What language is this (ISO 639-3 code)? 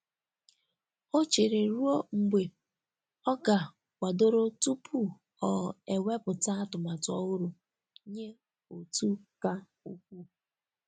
ibo